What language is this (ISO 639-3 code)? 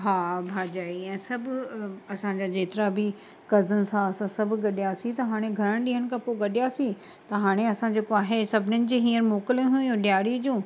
snd